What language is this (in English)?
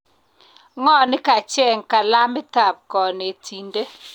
Kalenjin